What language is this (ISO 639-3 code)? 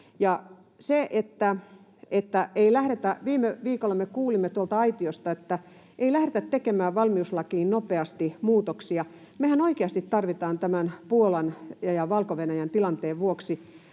fin